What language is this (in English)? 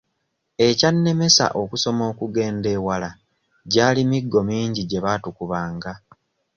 Ganda